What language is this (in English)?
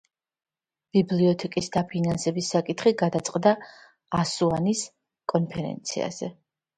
Georgian